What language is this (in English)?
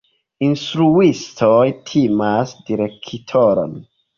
Esperanto